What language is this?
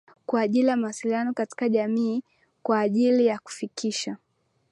Swahili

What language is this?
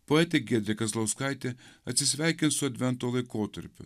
Lithuanian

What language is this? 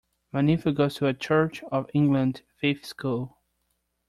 English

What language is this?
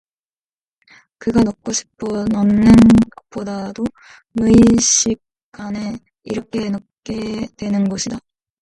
Korean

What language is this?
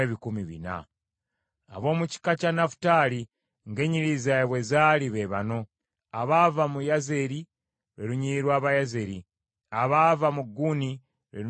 Ganda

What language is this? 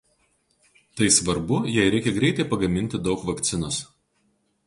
Lithuanian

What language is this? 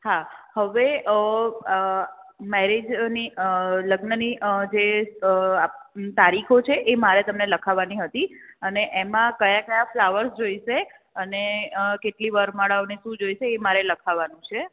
Gujarati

